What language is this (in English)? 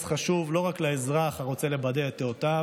Hebrew